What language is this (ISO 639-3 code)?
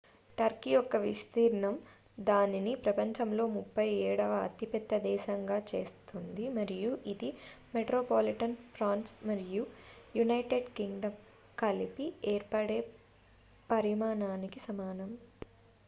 tel